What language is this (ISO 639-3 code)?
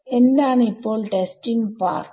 mal